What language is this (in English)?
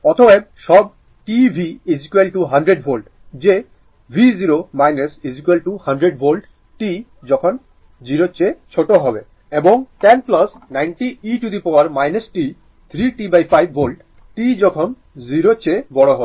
Bangla